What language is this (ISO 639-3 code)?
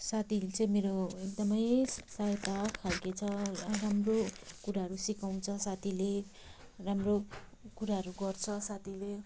nep